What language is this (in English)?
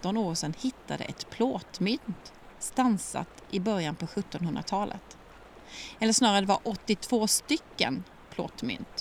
Swedish